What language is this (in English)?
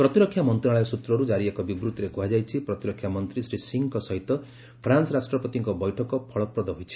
Odia